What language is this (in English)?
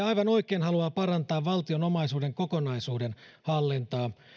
Finnish